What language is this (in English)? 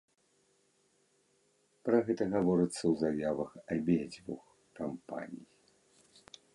Belarusian